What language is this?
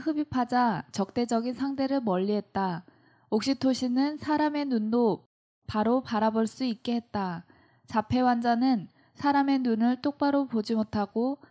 Korean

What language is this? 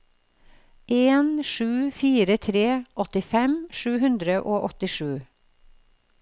Norwegian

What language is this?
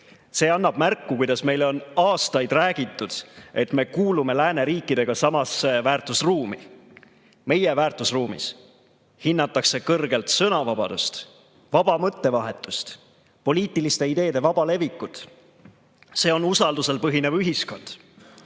Estonian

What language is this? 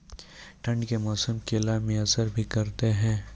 Maithili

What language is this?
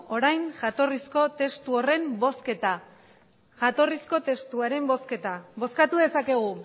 Basque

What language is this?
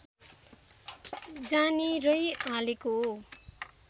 Nepali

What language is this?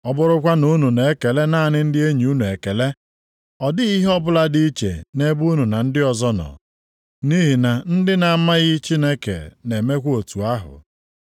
Igbo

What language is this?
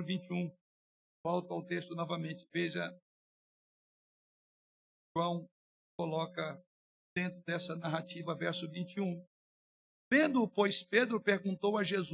Portuguese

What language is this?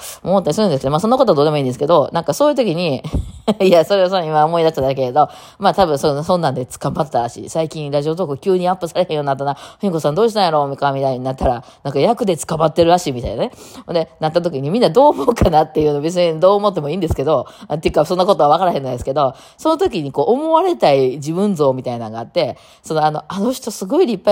Japanese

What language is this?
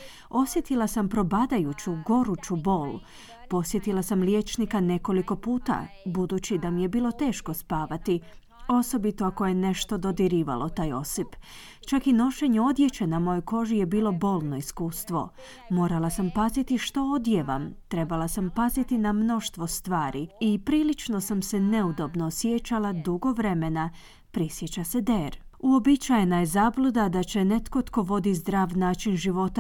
Croatian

